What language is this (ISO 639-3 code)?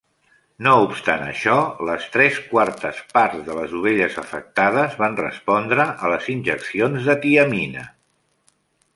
cat